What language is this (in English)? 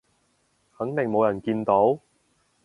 Cantonese